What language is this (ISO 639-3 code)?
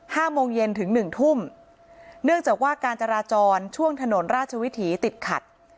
tha